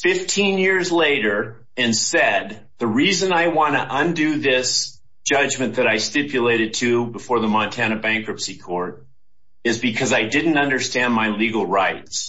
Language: English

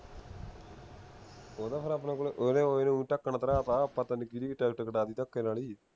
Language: Punjabi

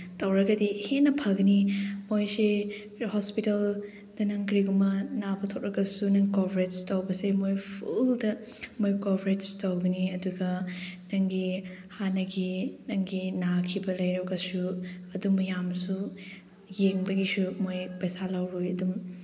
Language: Manipuri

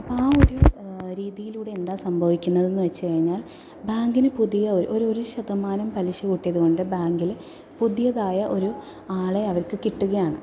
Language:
Malayalam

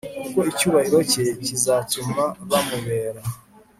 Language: Kinyarwanda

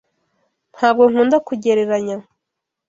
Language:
Kinyarwanda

